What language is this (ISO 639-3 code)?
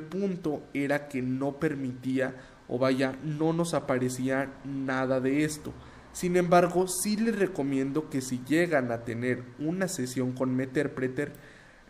spa